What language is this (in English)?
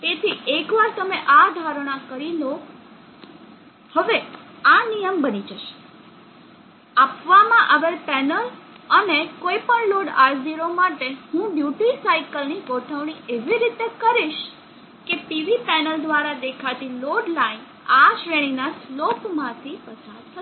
Gujarati